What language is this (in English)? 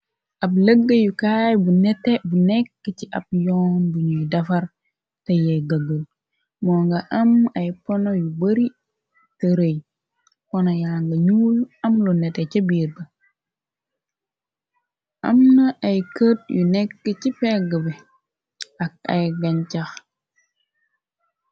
Wolof